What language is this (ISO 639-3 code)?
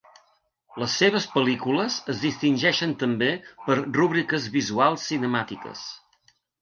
cat